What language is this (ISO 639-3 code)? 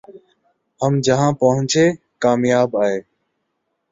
urd